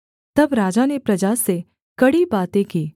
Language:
Hindi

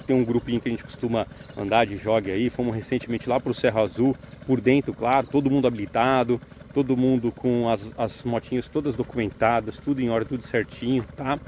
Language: Portuguese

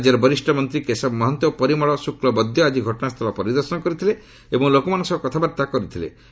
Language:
Odia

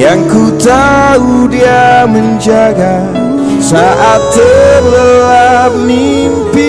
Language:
Indonesian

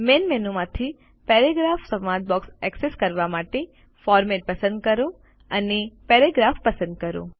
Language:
Gujarati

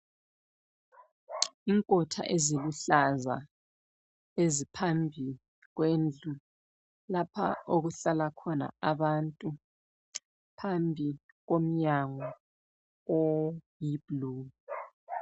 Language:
North Ndebele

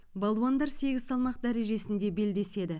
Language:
Kazakh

